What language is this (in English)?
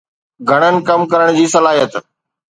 Sindhi